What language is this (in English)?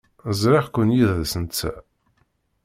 Kabyle